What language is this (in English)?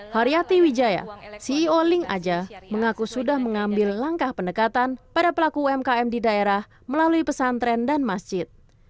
Indonesian